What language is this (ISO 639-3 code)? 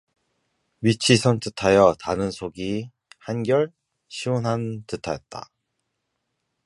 kor